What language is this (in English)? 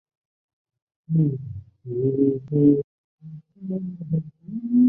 Chinese